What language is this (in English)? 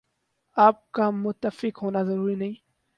Urdu